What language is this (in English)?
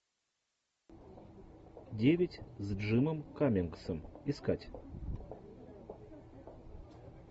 Russian